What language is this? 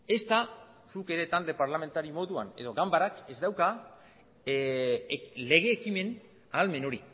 Basque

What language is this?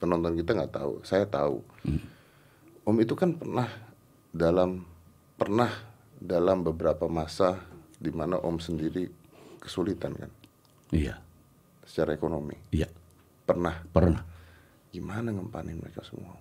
Indonesian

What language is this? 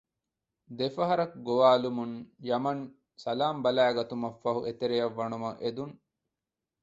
Divehi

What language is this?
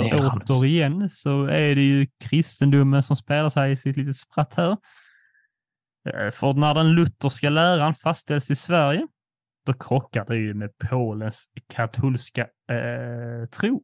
Swedish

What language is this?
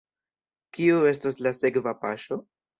Esperanto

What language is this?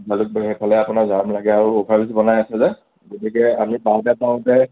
Assamese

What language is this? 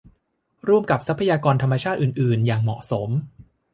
Thai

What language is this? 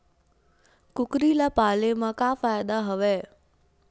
Chhattisgarhi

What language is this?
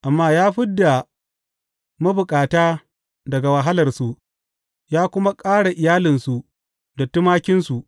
Hausa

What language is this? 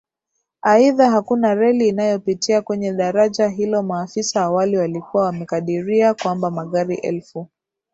Swahili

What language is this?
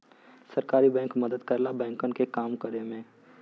Bhojpuri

